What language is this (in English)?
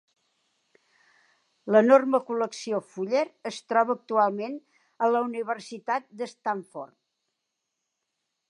Catalan